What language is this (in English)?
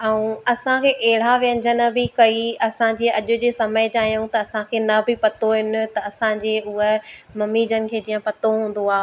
Sindhi